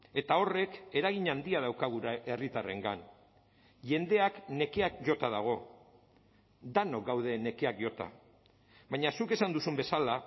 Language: Basque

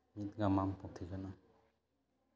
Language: Santali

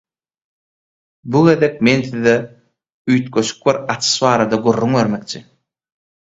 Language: Turkmen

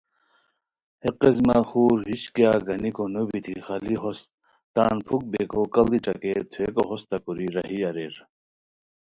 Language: Khowar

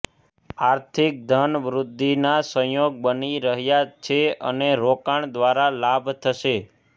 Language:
Gujarati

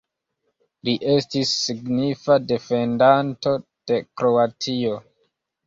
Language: Esperanto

